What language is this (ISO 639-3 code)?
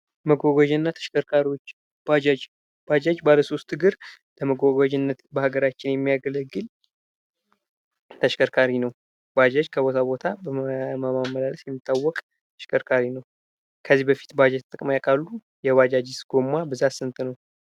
amh